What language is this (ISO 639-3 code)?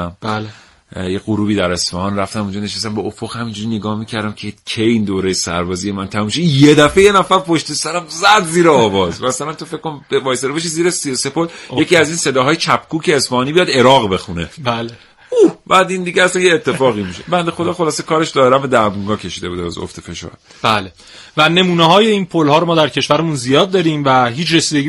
fas